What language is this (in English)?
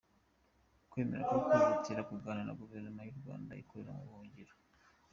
Kinyarwanda